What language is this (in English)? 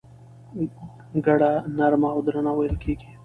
Pashto